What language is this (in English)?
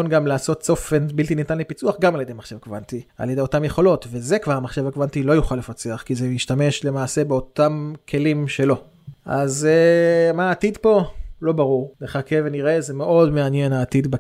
Hebrew